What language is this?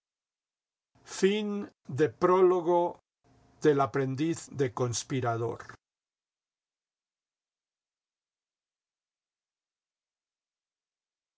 Spanish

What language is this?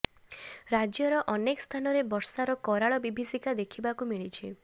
Odia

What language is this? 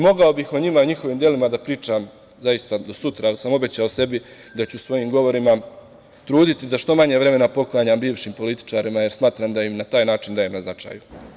Serbian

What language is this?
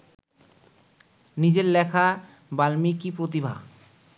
Bangla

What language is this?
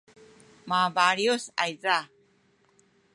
Sakizaya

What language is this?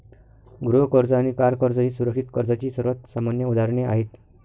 Marathi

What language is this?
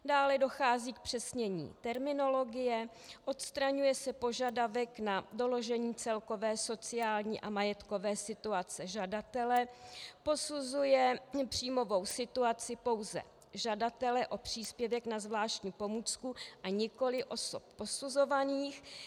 Czech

